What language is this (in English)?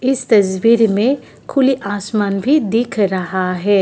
Hindi